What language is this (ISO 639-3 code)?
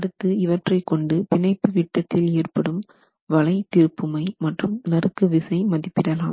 tam